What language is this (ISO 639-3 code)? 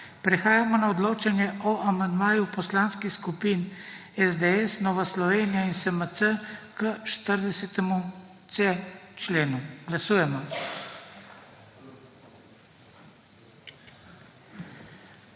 slv